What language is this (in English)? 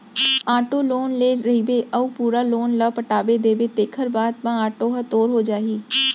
Chhattisgarhi